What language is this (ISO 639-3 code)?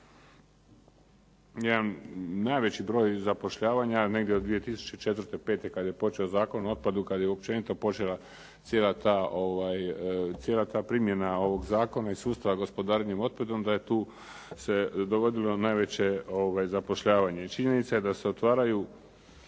hrv